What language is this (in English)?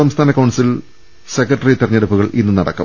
Malayalam